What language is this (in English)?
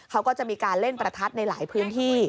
Thai